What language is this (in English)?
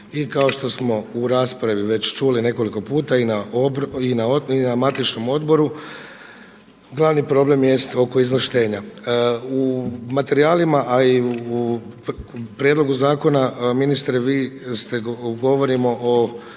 Croatian